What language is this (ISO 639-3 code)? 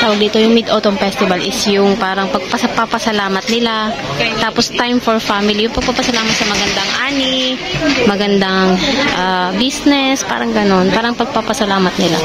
fil